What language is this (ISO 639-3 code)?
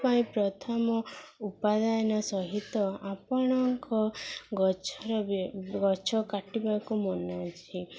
ori